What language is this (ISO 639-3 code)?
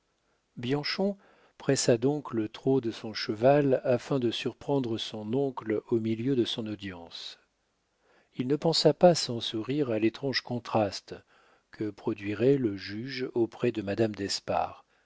fra